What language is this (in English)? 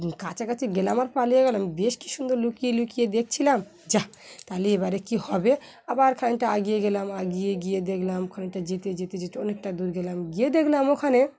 Bangla